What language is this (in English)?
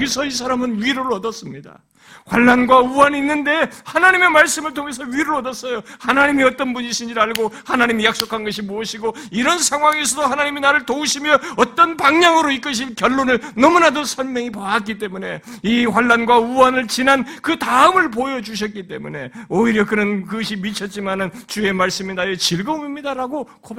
Korean